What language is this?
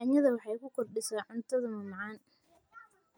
Somali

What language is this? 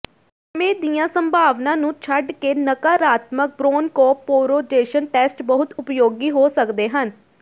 Punjabi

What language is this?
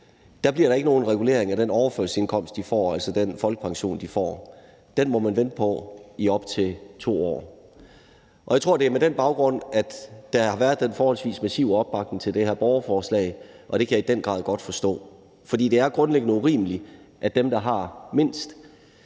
Danish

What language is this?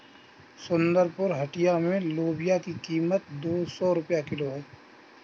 Hindi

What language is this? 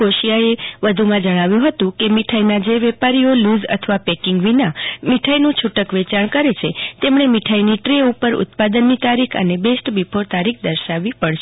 Gujarati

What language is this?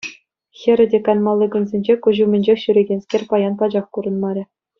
Chuvash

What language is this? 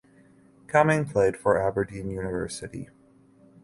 English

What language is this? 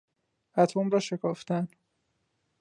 Persian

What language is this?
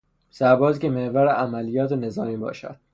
Persian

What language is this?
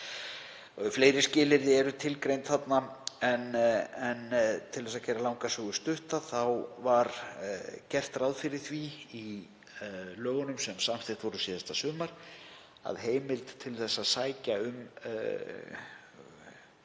Icelandic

